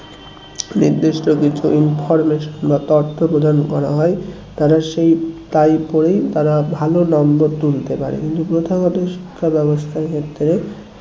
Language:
Bangla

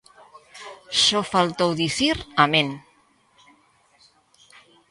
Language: Galician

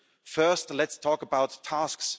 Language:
English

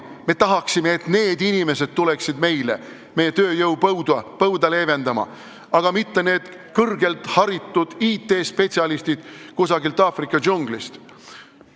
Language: Estonian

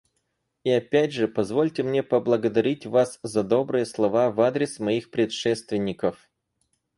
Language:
Russian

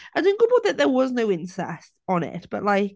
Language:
Welsh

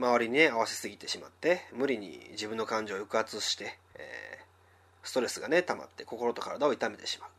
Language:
Japanese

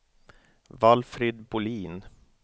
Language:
Swedish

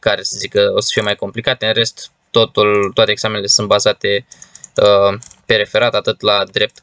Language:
Romanian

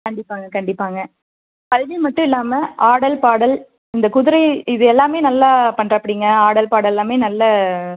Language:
Tamil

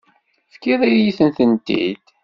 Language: Kabyle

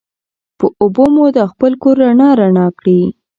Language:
Pashto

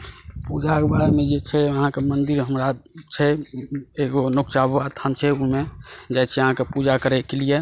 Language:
Maithili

